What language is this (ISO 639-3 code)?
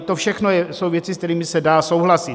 ces